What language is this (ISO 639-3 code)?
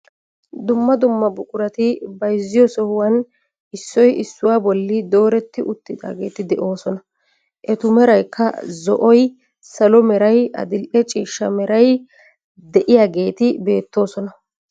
wal